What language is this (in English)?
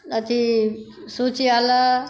Maithili